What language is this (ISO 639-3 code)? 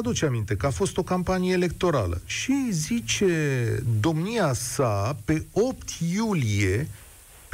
ron